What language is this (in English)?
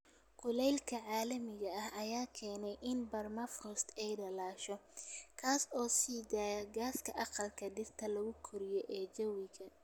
Somali